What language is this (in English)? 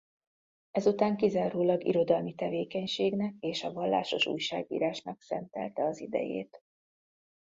Hungarian